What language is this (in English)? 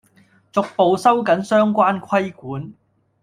Cantonese